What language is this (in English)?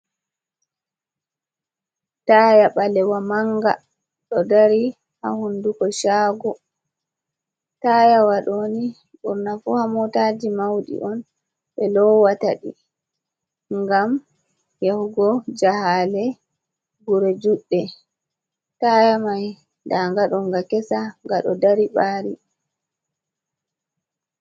Fula